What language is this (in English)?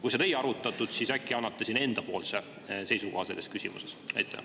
Estonian